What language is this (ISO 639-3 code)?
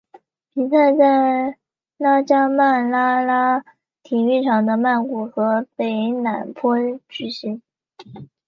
zho